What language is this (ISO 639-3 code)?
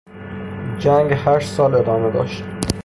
fas